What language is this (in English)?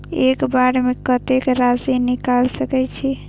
Maithili